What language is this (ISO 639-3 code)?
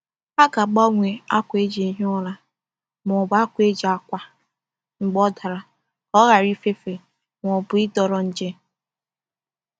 ibo